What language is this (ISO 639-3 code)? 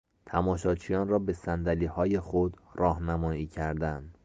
fas